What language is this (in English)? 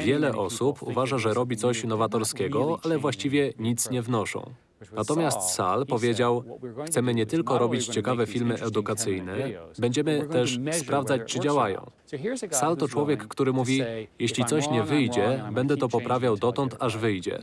Polish